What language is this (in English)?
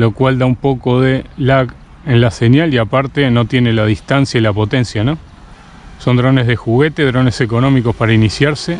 Spanish